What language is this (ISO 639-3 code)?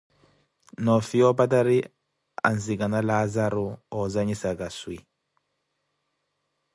eko